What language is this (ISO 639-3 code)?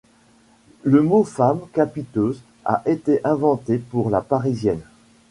fra